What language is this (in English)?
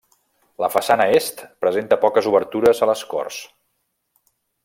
Catalan